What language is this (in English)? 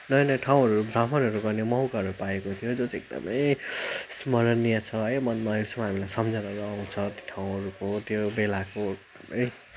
Nepali